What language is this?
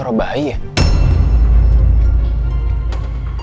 Indonesian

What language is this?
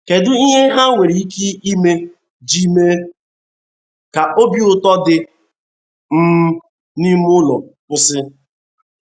Igbo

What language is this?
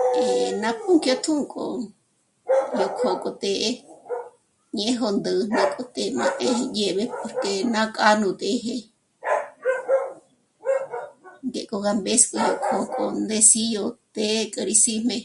Michoacán Mazahua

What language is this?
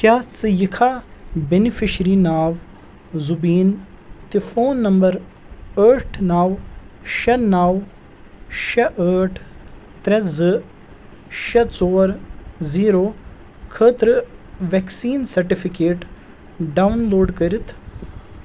Kashmiri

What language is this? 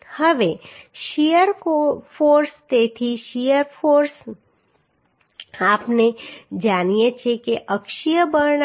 Gujarati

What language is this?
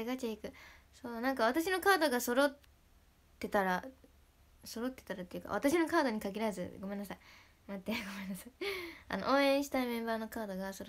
Japanese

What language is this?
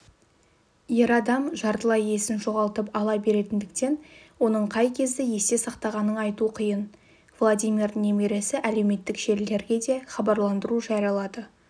Kazakh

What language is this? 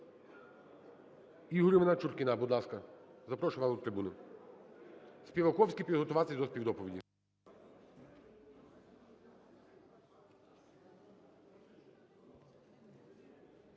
Ukrainian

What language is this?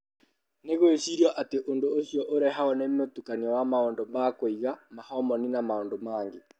Kikuyu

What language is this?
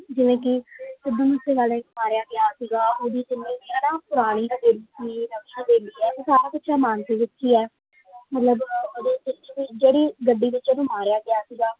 Punjabi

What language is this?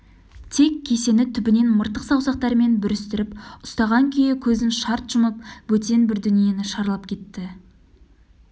Kazakh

